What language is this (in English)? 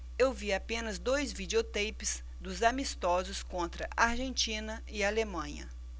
Portuguese